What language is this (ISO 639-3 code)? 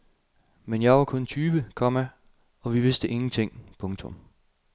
dan